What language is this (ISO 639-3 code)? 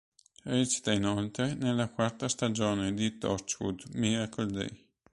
ita